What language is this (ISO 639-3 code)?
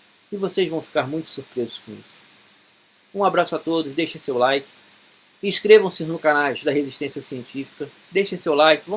por